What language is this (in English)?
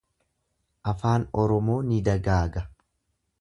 Oromo